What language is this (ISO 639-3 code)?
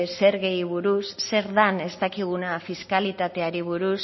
eus